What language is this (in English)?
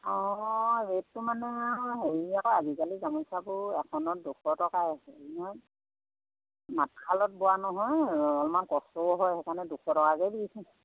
Assamese